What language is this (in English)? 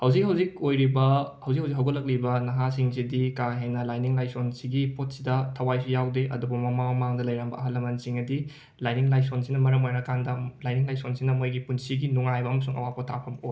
Manipuri